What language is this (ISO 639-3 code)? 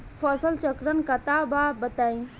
bho